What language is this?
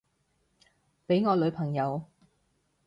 Cantonese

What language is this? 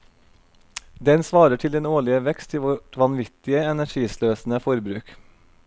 Norwegian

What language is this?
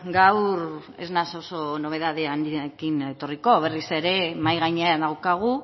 Basque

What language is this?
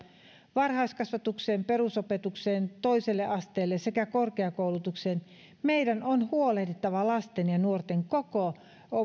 Finnish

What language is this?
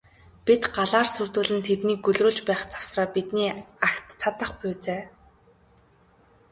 Mongolian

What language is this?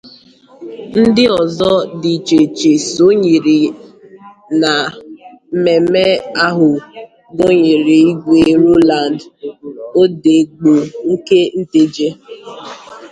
Igbo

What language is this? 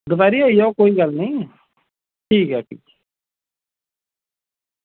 Dogri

